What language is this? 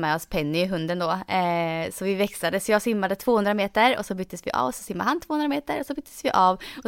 Swedish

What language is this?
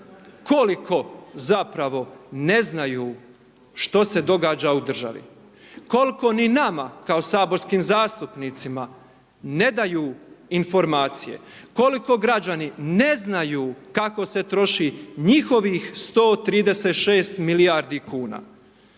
Croatian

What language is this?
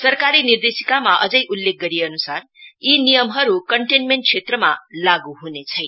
Nepali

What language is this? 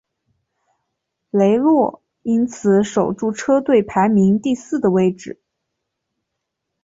Chinese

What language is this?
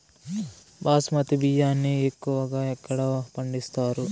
Telugu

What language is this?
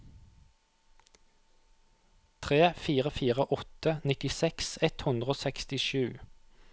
Norwegian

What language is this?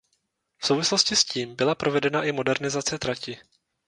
Czech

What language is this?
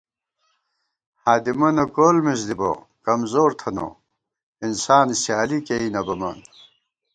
Gawar-Bati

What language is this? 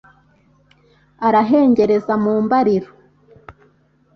Kinyarwanda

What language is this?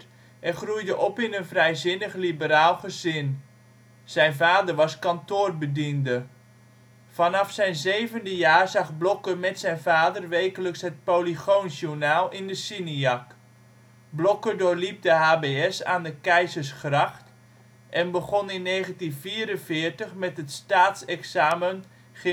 Dutch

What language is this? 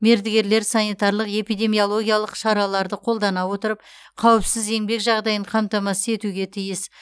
Kazakh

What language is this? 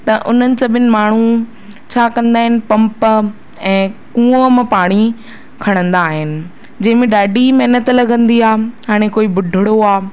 Sindhi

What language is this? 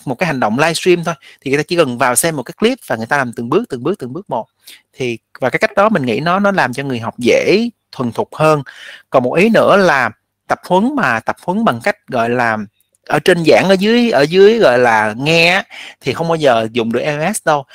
Vietnamese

